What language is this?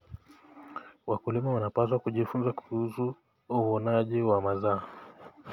Kalenjin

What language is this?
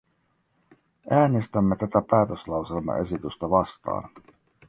Finnish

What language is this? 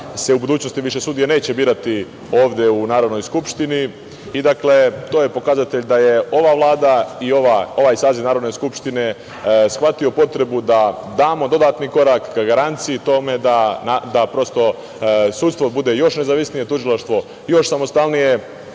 Serbian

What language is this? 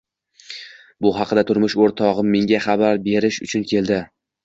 Uzbek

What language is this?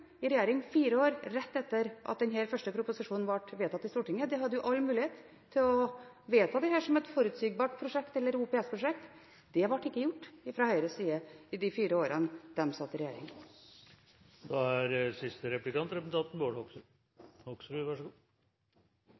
Norwegian Bokmål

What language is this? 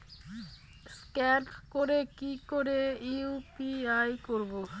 Bangla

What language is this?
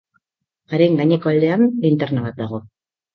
Basque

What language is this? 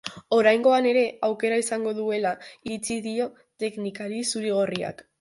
Basque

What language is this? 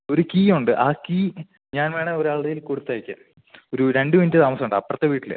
Malayalam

